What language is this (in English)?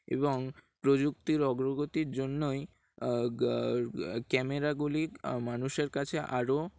Bangla